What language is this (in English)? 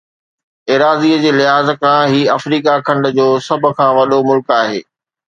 Sindhi